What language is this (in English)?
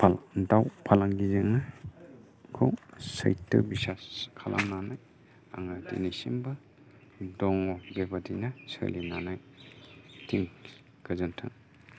Bodo